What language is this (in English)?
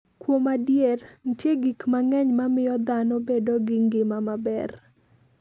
Luo (Kenya and Tanzania)